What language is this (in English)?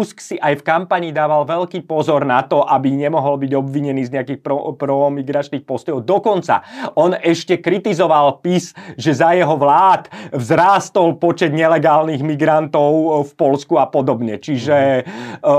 Slovak